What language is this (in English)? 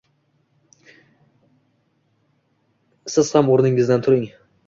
Uzbek